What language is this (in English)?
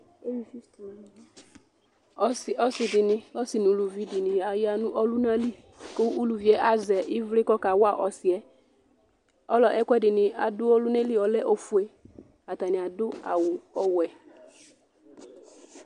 Ikposo